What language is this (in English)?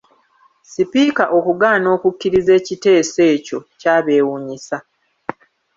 Ganda